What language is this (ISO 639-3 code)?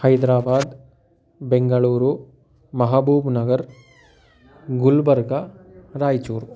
san